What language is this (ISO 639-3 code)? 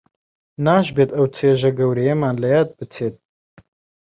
ckb